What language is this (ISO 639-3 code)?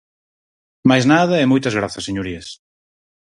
glg